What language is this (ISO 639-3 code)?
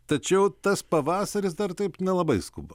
lit